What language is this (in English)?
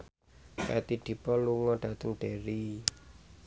Javanese